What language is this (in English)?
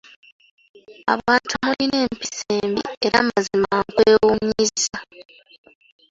Ganda